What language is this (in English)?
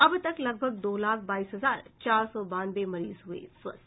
Hindi